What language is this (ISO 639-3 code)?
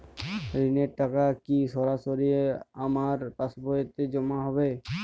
ben